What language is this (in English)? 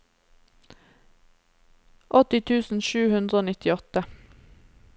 Norwegian